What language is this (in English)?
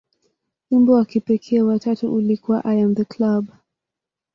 Swahili